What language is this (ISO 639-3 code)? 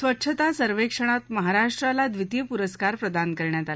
mar